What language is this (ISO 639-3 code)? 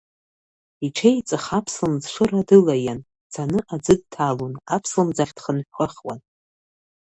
abk